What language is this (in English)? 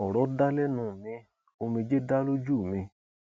Yoruba